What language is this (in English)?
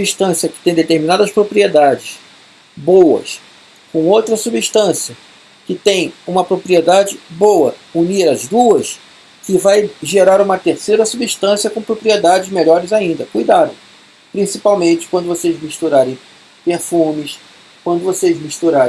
Portuguese